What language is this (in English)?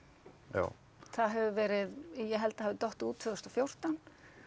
Icelandic